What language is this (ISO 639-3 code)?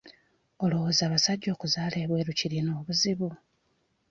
lug